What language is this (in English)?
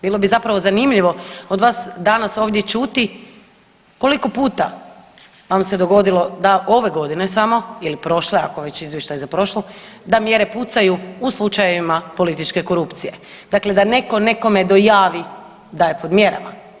Croatian